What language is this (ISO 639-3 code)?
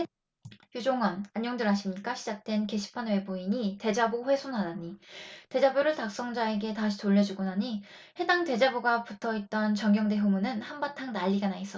kor